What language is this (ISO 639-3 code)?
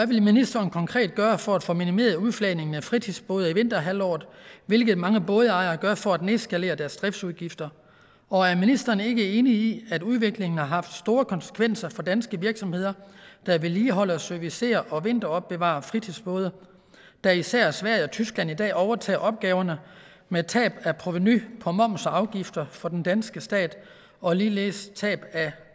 dan